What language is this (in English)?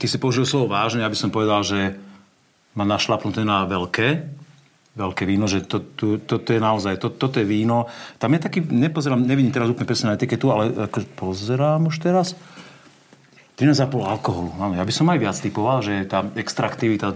Slovak